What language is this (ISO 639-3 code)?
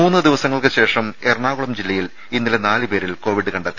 mal